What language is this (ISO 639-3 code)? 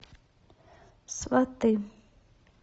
rus